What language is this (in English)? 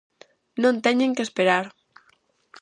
Galician